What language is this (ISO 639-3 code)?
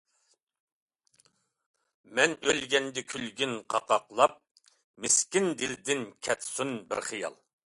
uig